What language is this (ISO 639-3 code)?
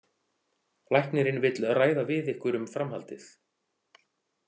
isl